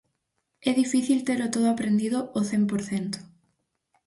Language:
Galician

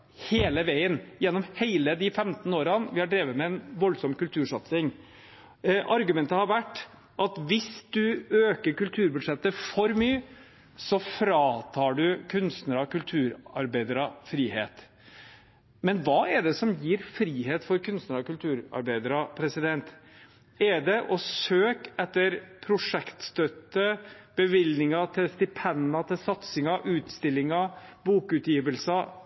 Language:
Norwegian Bokmål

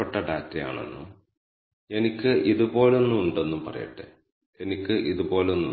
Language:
Malayalam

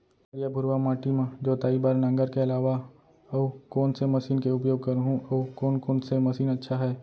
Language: Chhattisgarhi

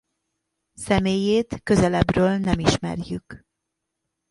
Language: Hungarian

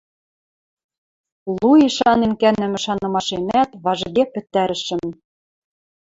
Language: Western Mari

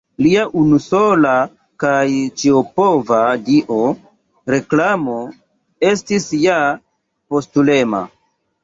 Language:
Esperanto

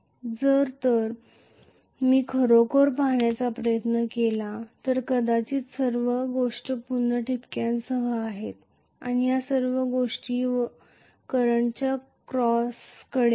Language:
Marathi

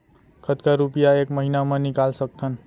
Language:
Chhattisgarhi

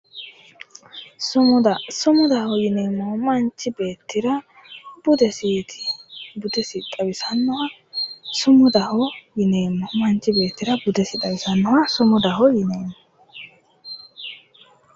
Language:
Sidamo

